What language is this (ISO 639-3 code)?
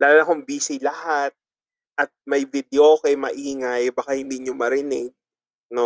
fil